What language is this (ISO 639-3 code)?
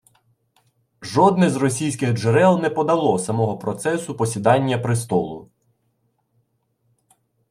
ukr